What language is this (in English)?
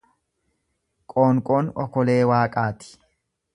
Oromo